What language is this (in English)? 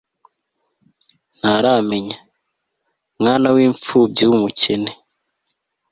Kinyarwanda